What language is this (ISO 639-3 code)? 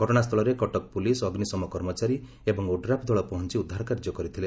ori